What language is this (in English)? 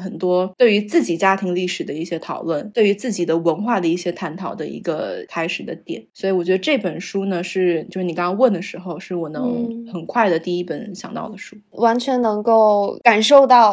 Chinese